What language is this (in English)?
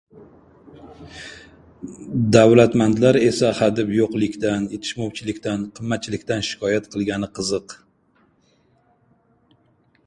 Uzbek